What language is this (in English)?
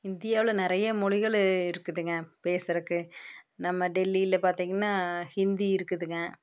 Tamil